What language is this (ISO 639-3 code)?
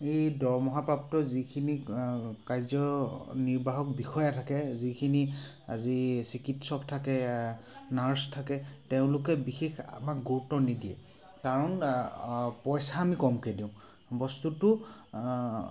asm